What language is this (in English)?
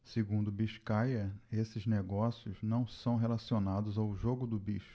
Portuguese